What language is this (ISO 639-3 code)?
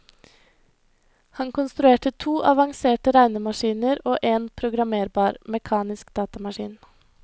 nor